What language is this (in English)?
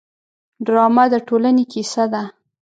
Pashto